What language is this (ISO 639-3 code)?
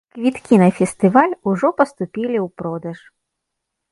bel